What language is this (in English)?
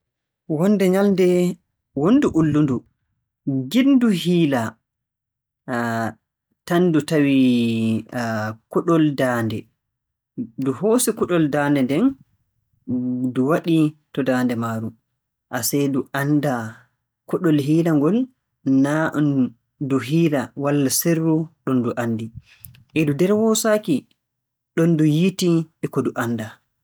Borgu Fulfulde